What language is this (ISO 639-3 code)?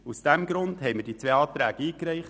gsw